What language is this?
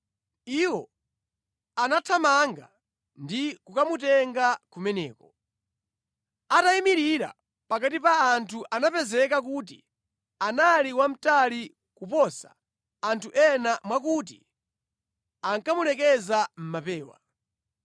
Nyanja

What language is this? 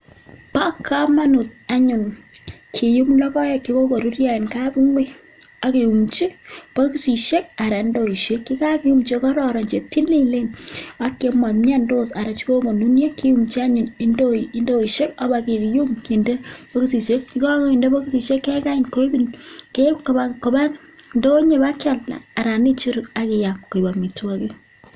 Kalenjin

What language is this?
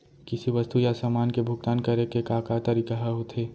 Chhattisgarhi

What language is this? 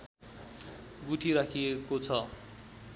Nepali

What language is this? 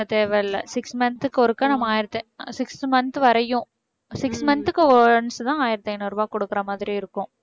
Tamil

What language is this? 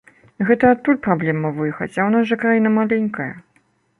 Belarusian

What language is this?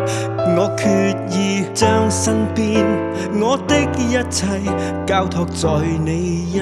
Chinese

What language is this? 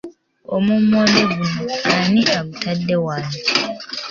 Ganda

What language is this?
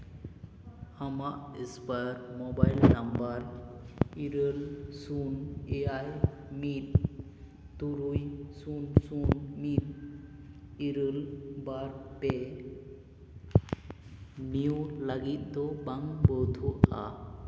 Santali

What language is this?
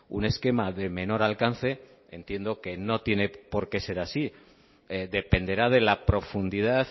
Spanish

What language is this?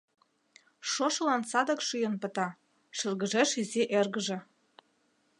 Mari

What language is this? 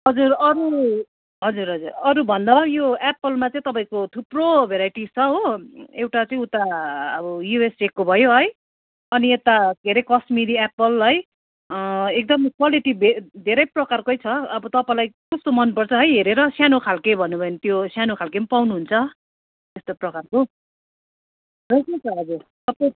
Nepali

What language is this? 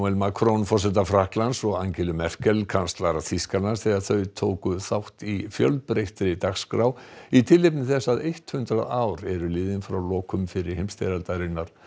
Icelandic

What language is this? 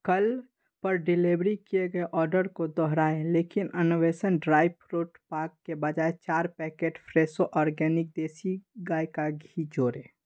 Hindi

